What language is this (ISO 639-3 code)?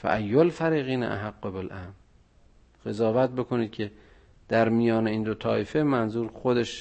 fas